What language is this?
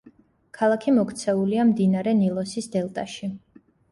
Georgian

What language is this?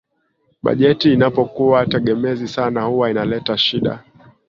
Swahili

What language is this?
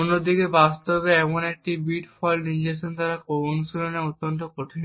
Bangla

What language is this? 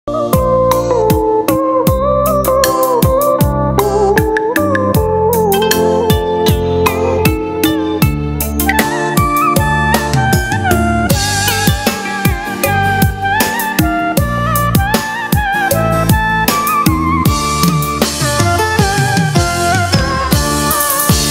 Vietnamese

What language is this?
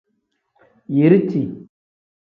Tem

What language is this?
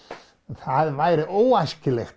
Icelandic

